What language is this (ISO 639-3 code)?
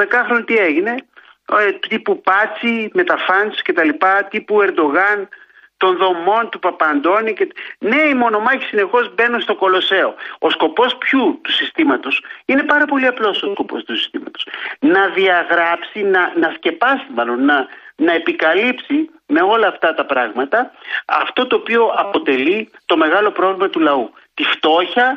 ell